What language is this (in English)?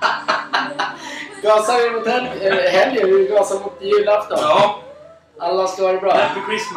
Swedish